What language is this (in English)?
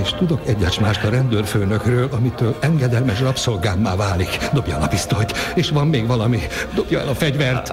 Hungarian